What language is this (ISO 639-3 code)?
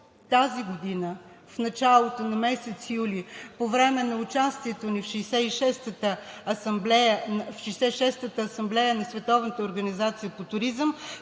bul